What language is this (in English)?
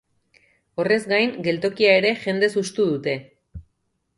Basque